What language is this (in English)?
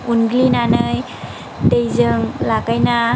Bodo